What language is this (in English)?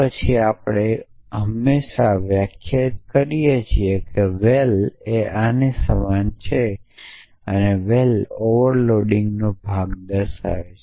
Gujarati